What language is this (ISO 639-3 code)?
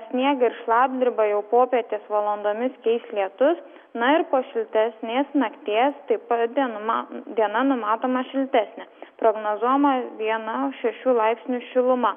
lit